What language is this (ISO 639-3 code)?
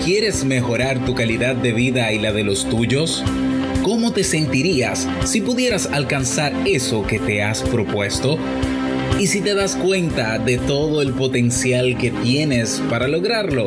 spa